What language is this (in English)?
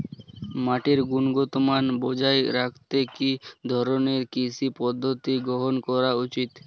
Bangla